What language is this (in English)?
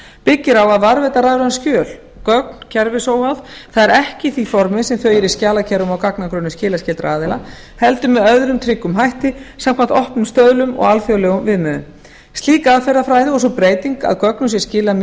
Icelandic